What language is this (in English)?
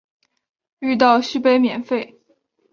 Chinese